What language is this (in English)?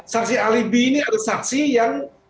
Indonesian